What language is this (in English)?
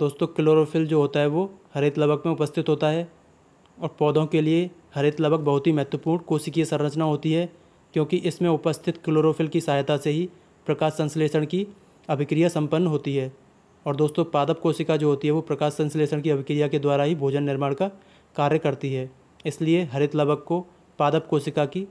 Hindi